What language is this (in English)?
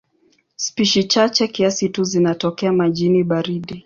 Swahili